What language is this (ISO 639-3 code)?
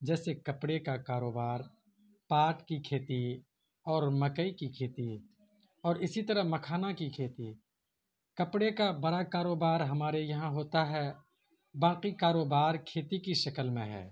urd